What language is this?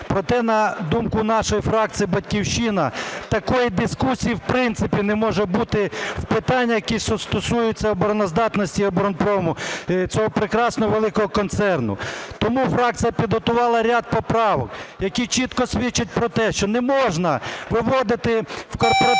Ukrainian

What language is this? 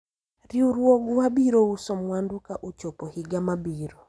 Luo (Kenya and Tanzania)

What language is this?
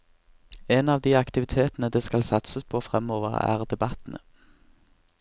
Norwegian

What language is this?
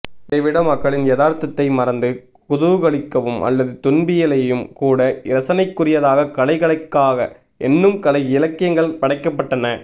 Tamil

